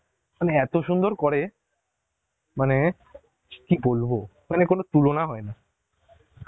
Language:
Bangla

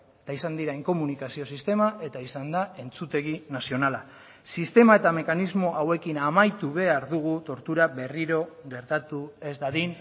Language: Basque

